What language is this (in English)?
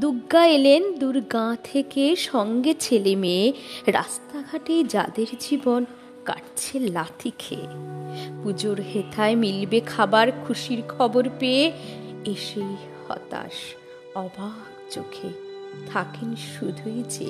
Bangla